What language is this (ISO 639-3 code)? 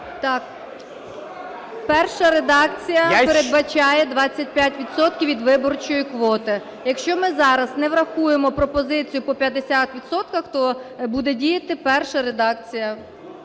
ukr